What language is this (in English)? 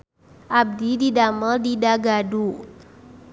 Sundanese